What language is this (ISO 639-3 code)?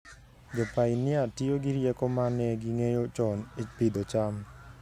luo